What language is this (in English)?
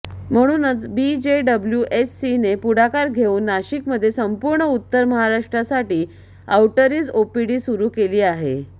Marathi